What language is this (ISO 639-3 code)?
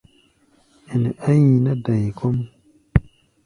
gba